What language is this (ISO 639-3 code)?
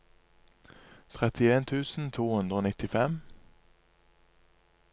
nor